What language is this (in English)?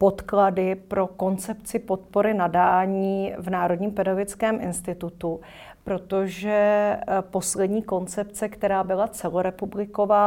Czech